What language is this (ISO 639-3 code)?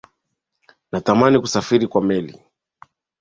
swa